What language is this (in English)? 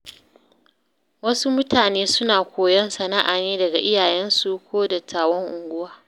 Hausa